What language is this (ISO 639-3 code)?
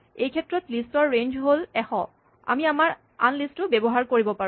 asm